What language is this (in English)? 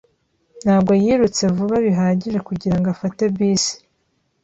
Kinyarwanda